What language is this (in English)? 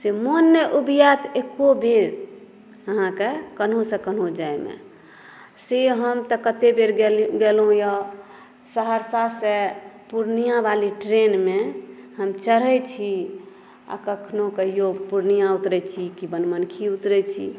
Maithili